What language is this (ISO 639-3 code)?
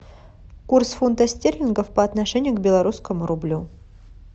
rus